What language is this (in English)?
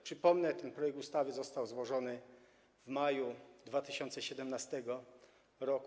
Polish